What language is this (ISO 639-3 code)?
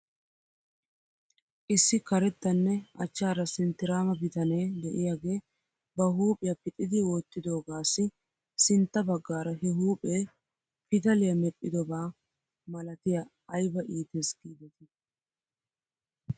wal